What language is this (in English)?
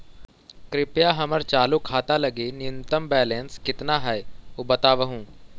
Magahi